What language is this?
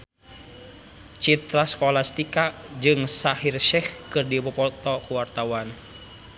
Sundanese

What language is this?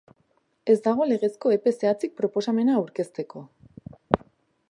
Basque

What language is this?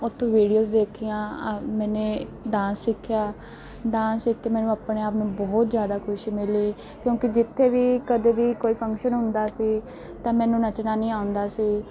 Punjabi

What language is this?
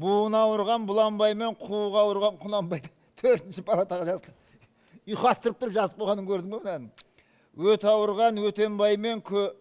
Turkish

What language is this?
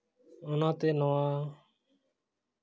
Santali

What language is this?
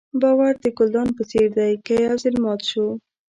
Pashto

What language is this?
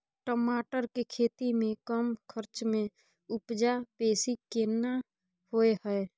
Maithili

